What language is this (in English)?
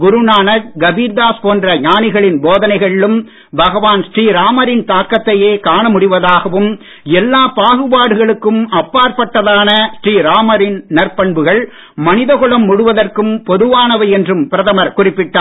Tamil